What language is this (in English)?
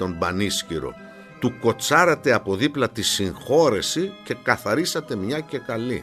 Greek